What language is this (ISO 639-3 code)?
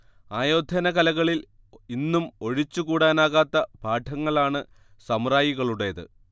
mal